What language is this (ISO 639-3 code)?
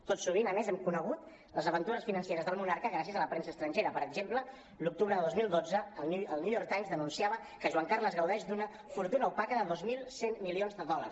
cat